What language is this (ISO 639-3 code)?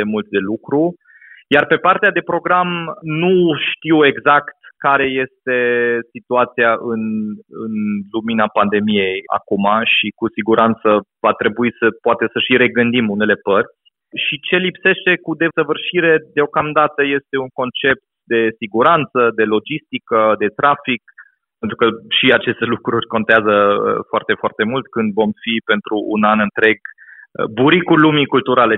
ron